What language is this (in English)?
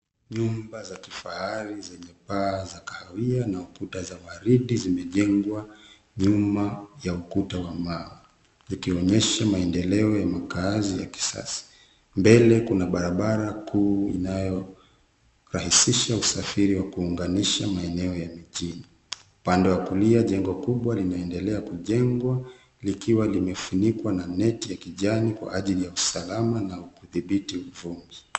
Swahili